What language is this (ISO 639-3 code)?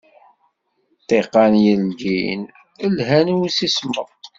kab